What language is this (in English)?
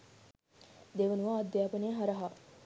Sinhala